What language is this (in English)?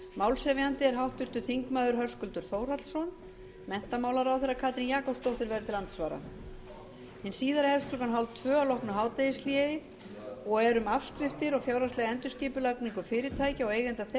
Icelandic